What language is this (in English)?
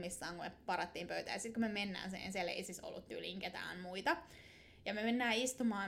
Finnish